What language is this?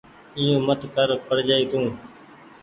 Goaria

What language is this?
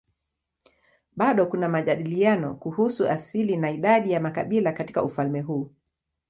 Swahili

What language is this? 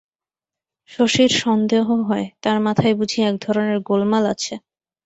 Bangla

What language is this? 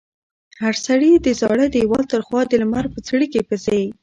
Pashto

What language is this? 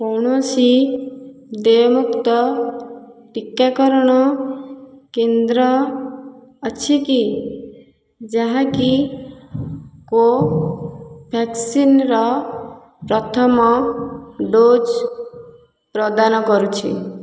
Odia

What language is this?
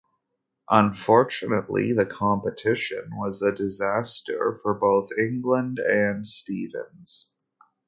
English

